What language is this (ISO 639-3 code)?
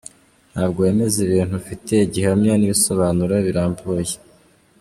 kin